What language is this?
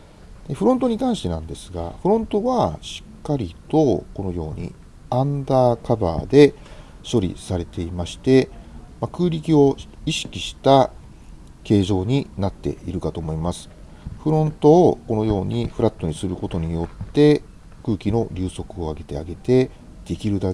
Japanese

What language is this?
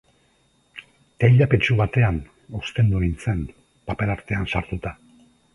Basque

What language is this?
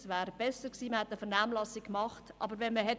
Swiss German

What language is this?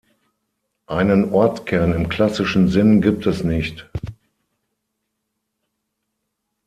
German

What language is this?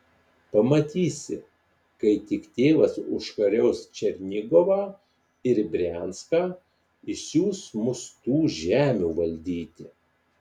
Lithuanian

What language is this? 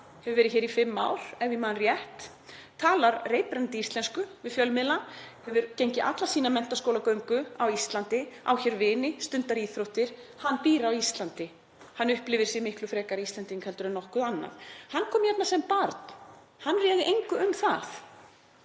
Icelandic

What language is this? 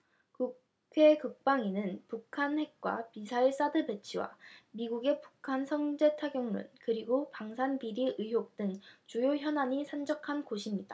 Korean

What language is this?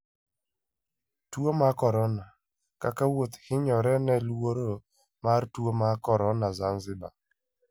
Luo (Kenya and Tanzania)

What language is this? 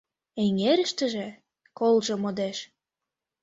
Mari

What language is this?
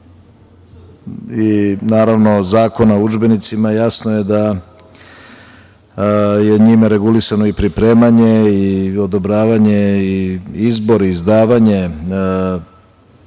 Serbian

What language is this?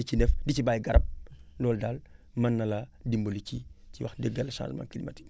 Wolof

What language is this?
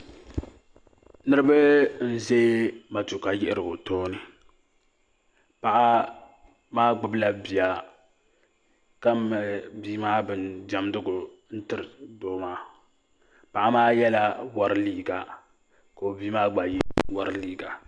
Dagbani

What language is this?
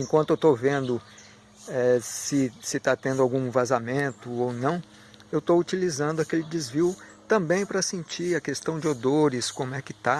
Portuguese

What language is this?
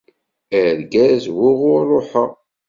Kabyle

